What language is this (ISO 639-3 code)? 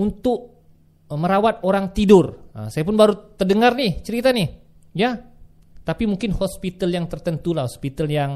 msa